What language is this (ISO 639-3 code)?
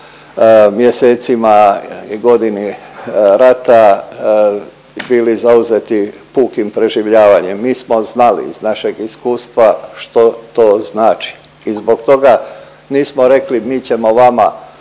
hrv